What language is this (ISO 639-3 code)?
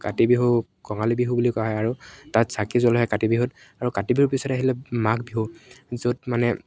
asm